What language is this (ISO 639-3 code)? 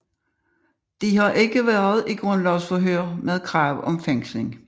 dan